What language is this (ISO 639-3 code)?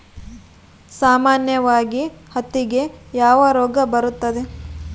kan